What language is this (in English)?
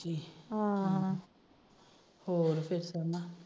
Punjabi